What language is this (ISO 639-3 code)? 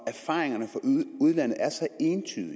dan